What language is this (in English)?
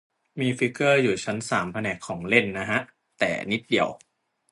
Thai